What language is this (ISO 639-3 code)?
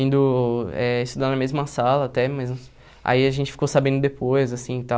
por